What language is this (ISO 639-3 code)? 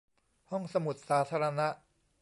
tha